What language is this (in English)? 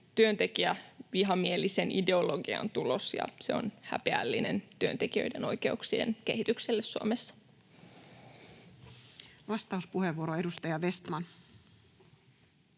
Finnish